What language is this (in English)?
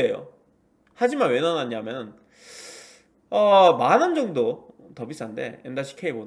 Korean